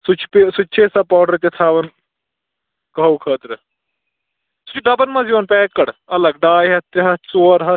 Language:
Kashmiri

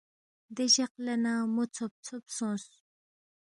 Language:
Balti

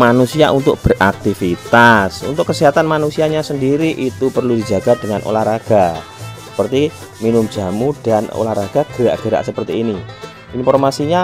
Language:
Indonesian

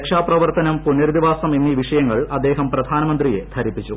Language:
Malayalam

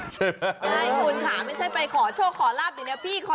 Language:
Thai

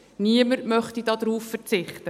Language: Swiss German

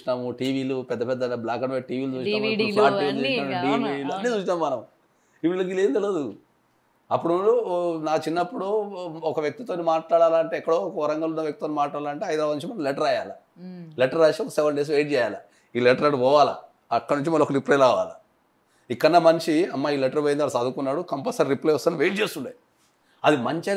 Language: Telugu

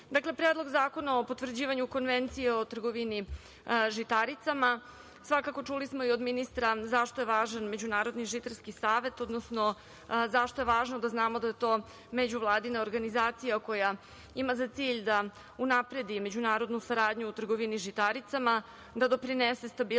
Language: Serbian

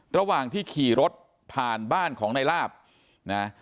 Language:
Thai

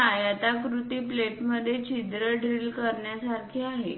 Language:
Marathi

